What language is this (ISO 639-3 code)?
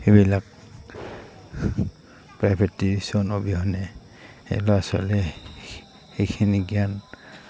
asm